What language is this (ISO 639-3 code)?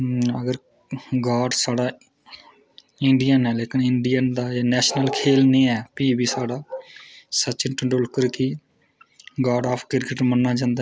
doi